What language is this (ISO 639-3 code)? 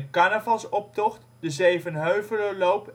nld